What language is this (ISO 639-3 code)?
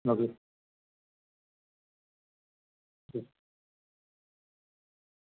doi